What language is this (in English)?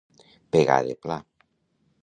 Catalan